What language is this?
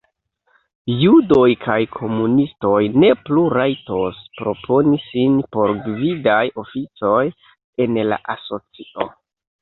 Esperanto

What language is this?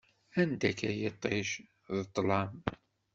Kabyle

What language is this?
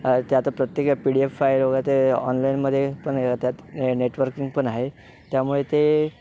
Marathi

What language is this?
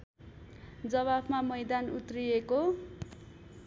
Nepali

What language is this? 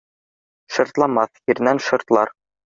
Bashkir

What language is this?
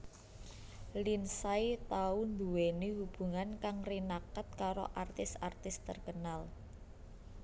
Javanese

